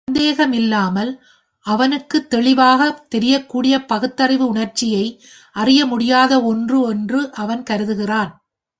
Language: Tamil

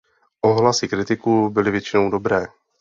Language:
Czech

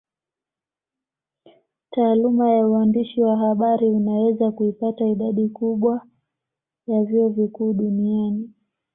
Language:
Swahili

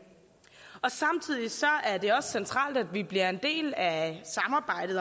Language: Danish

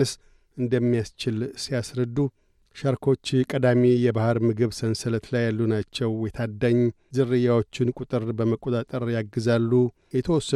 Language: Amharic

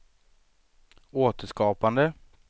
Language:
Swedish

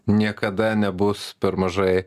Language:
Lithuanian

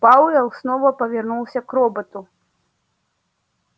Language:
Russian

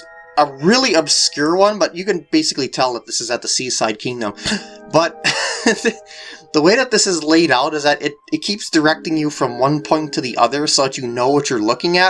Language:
English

